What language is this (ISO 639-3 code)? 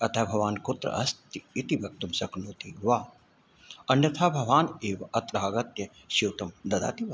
san